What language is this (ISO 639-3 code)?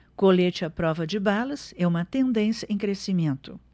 por